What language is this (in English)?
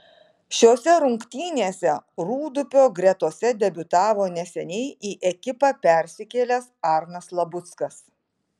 Lithuanian